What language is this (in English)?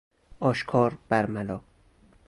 Persian